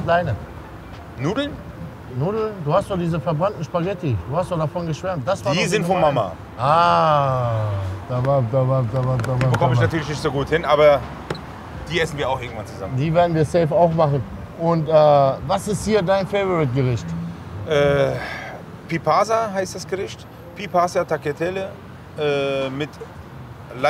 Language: German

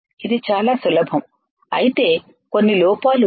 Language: Telugu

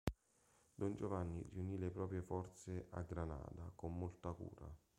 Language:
Italian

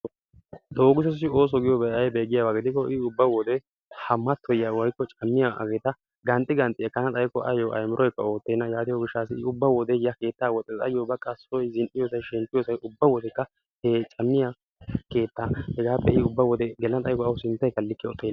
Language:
Wolaytta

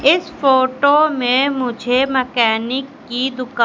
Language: Hindi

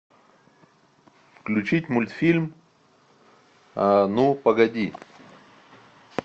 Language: Russian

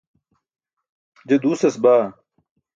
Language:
Burushaski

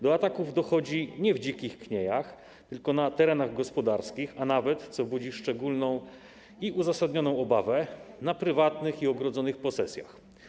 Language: Polish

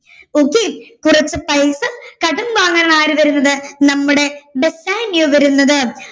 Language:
Malayalam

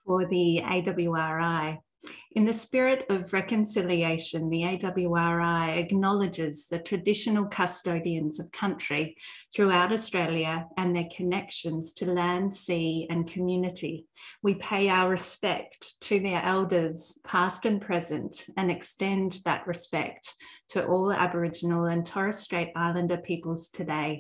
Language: English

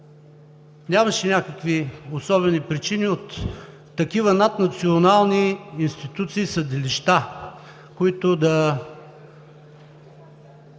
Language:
Bulgarian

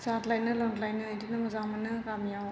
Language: Bodo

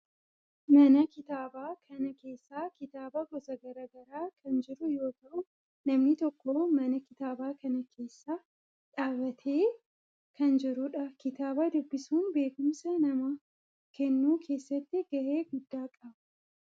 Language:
Oromo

